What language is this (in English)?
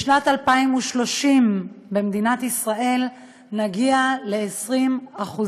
Hebrew